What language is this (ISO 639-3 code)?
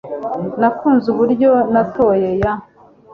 kin